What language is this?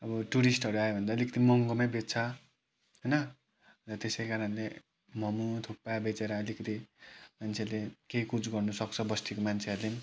Nepali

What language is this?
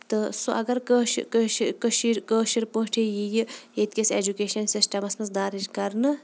Kashmiri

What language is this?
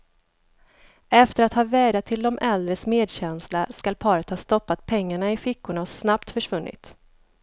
Swedish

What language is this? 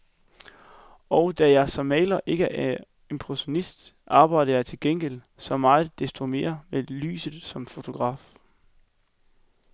Danish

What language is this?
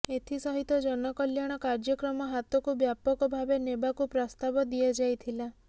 Odia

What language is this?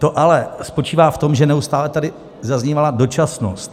Czech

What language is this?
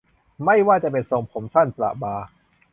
Thai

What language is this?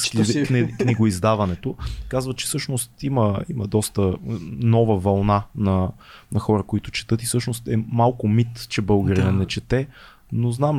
Bulgarian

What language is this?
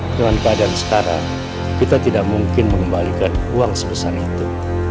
Indonesian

